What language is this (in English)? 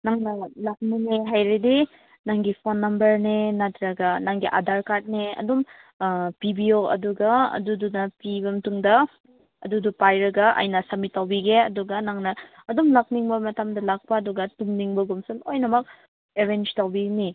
Manipuri